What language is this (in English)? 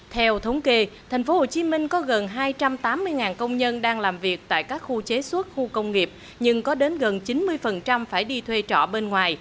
Vietnamese